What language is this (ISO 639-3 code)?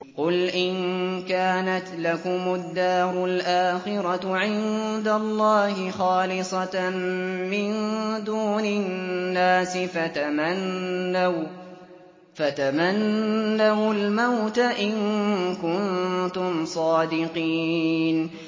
ara